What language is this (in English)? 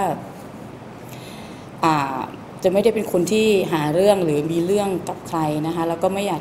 Thai